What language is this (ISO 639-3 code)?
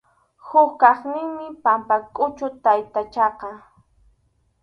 qxu